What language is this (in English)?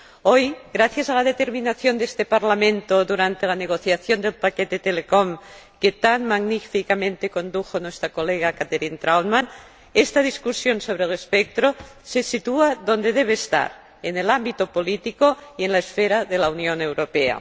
Spanish